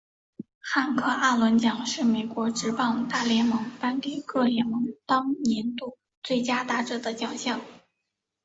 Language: Chinese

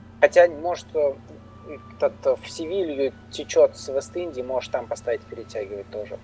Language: Russian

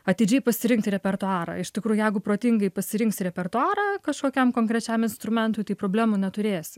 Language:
Lithuanian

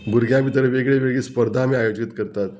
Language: Konkani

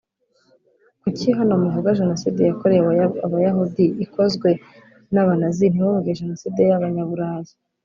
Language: Kinyarwanda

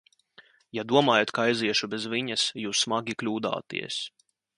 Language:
Latvian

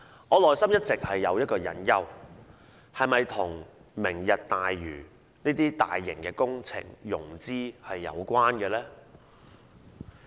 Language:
Cantonese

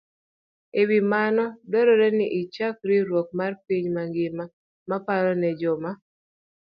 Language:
Luo (Kenya and Tanzania)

